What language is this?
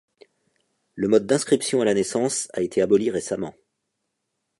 French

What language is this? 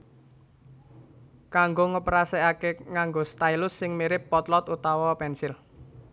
Javanese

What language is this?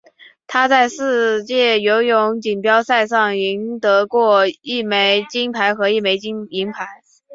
Chinese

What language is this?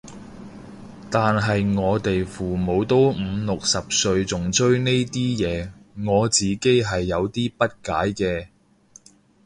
Cantonese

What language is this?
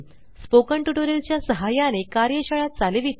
Marathi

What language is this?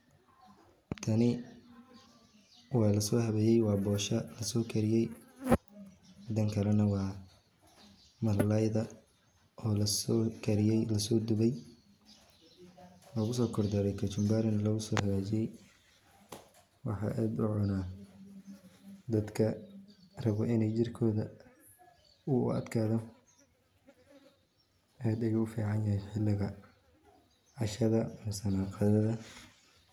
Somali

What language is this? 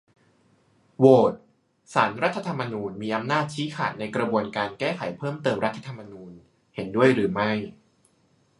Thai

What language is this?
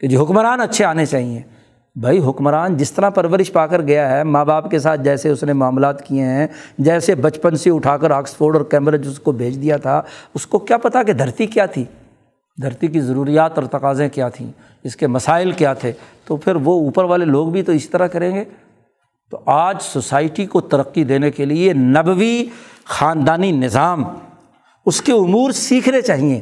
Urdu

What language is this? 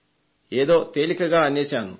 Telugu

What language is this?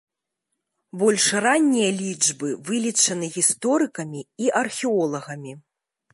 Belarusian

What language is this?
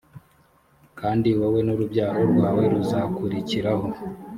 Kinyarwanda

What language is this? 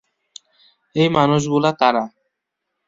Bangla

